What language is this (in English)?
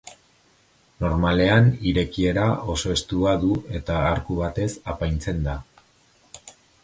Basque